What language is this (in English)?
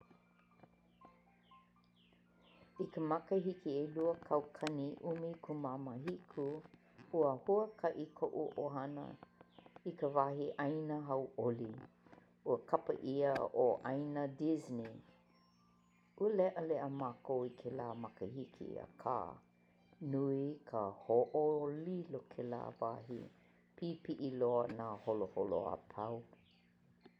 Hawaiian